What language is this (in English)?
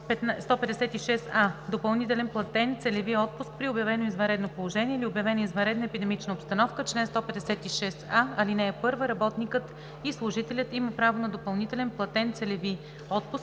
Bulgarian